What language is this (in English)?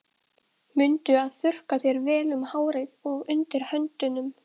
Icelandic